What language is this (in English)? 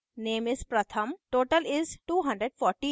Hindi